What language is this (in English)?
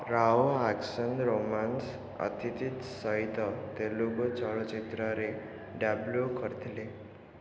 Odia